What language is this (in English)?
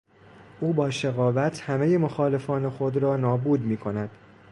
Persian